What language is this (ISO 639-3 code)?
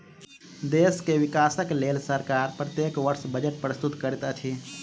mai